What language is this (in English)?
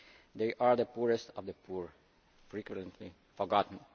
English